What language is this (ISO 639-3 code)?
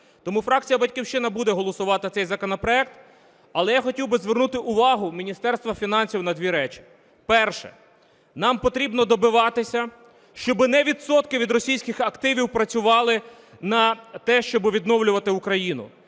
ukr